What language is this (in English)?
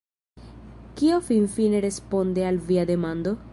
Esperanto